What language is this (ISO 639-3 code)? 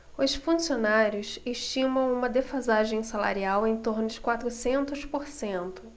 por